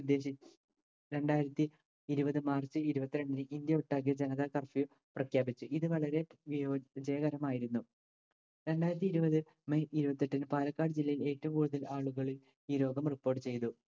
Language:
Malayalam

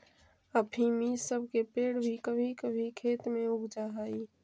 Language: Magahi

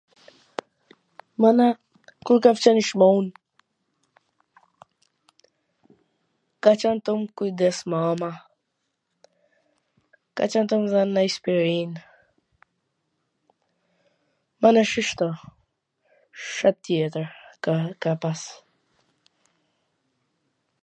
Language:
Gheg Albanian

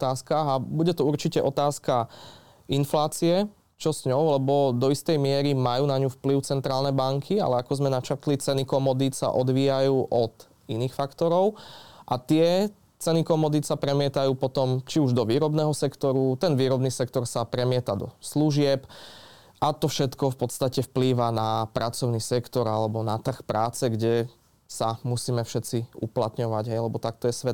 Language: Slovak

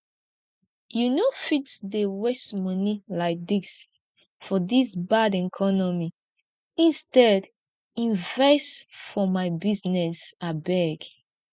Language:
Nigerian Pidgin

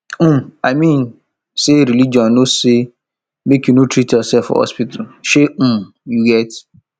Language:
Nigerian Pidgin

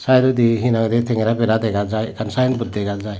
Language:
Chakma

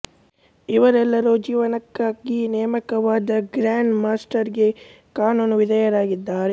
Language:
Kannada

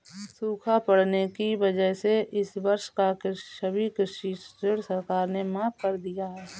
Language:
Hindi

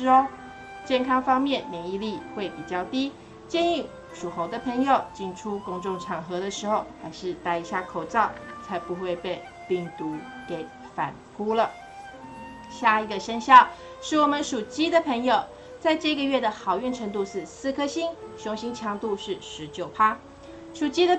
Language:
Chinese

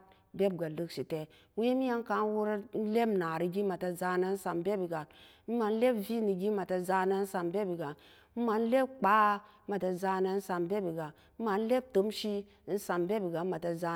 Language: Samba Daka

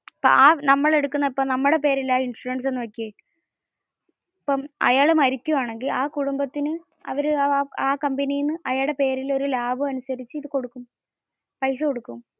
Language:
Malayalam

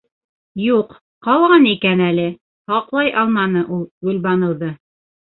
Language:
Bashkir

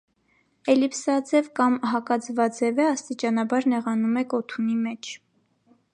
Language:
Armenian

